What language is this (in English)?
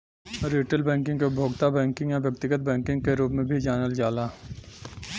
Bhojpuri